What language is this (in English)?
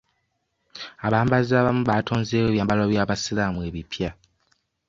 Ganda